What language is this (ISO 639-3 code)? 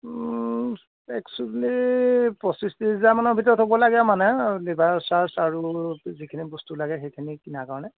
asm